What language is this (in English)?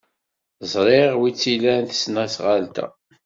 Kabyle